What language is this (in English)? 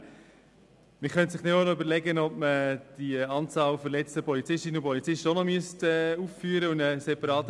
Swiss German